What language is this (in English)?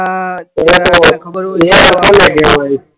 Gujarati